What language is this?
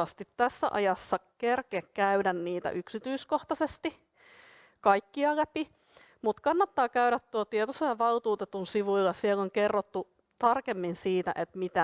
Finnish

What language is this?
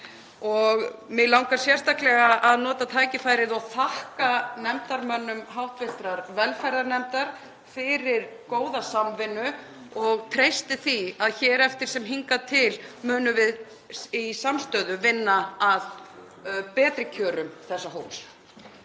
Icelandic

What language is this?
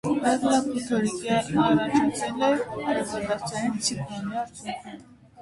Armenian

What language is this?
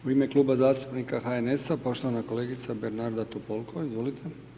Croatian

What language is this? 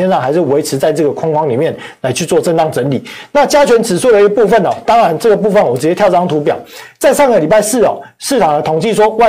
Chinese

